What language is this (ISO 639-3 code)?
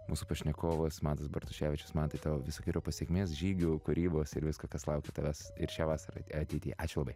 lit